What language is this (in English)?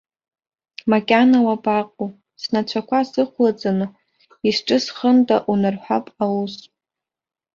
Abkhazian